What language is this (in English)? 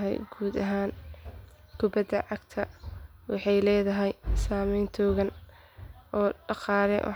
Somali